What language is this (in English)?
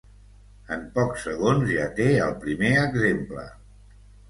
Catalan